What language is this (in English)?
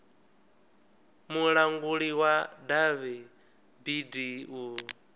Venda